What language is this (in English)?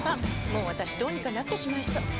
Japanese